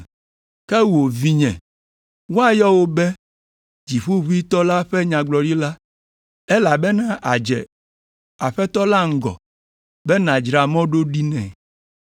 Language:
Ewe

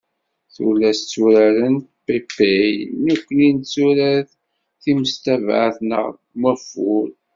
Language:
Kabyle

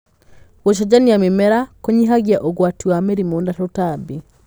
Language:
Kikuyu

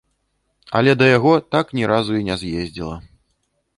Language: Belarusian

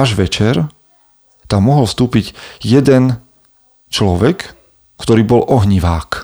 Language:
Slovak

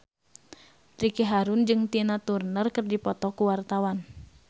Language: Sundanese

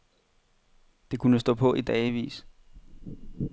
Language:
Danish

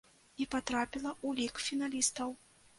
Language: Belarusian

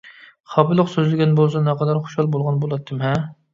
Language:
Uyghur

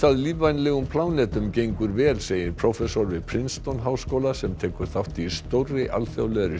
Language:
Icelandic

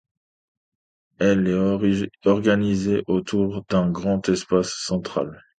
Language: French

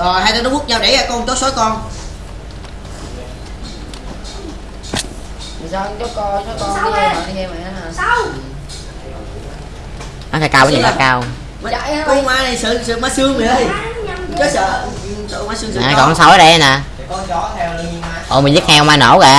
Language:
Vietnamese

